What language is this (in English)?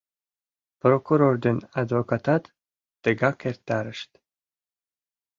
Mari